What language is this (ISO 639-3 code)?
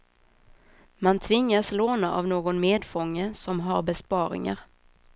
swe